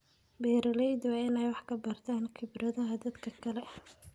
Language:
Somali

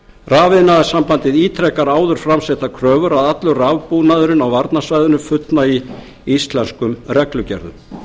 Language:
Icelandic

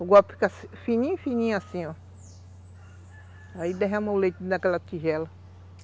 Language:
Portuguese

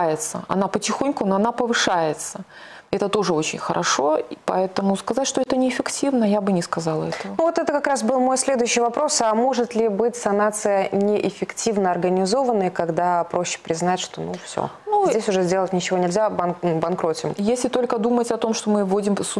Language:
Russian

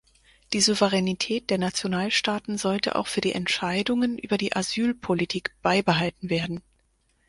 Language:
German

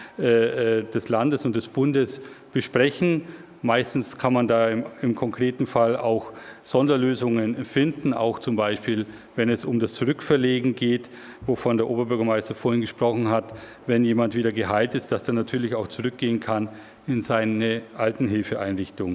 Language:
German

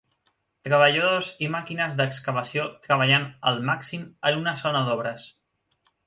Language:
Catalan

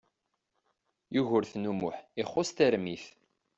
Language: Kabyle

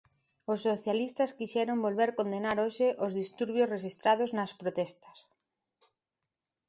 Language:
Galician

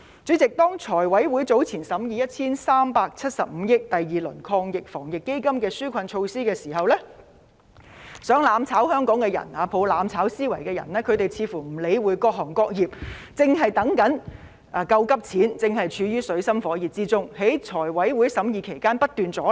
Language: Cantonese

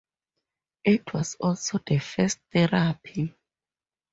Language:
English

